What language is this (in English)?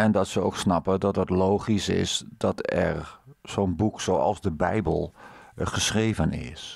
Dutch